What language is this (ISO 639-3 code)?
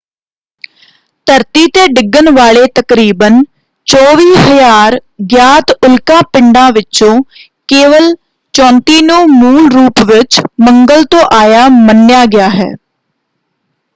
pan